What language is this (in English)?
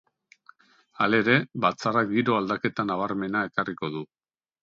Basque